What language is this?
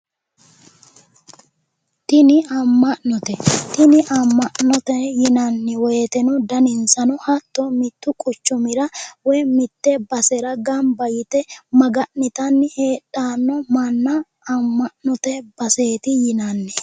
Sidamo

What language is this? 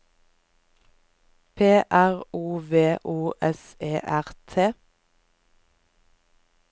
Norwegian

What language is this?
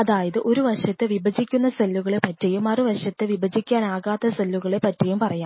Malayalam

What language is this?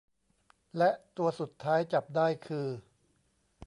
Thai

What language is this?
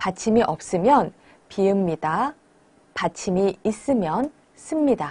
Korean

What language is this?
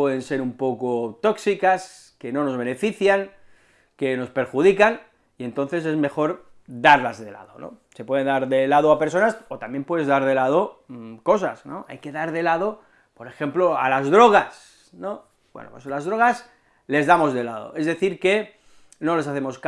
Spanish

